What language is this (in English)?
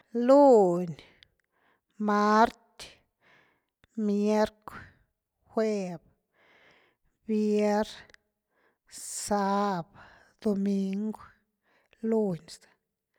Güilá Zapotec